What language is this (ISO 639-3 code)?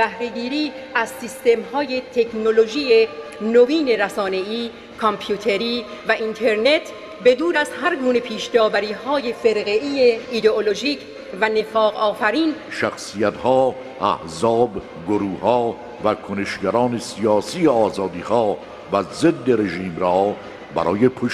fas